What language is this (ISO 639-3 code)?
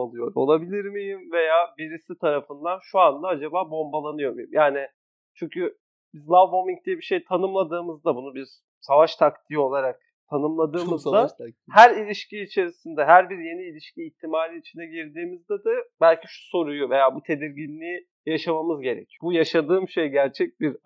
tur